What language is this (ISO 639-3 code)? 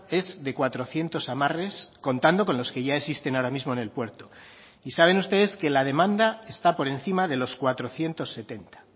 spa